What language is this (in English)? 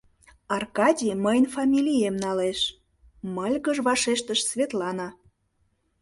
Mari